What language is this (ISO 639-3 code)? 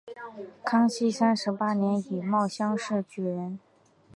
zho